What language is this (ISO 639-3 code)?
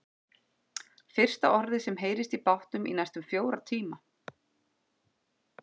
isl